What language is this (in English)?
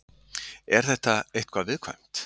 Icelandic